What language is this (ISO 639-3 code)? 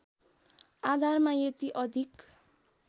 nep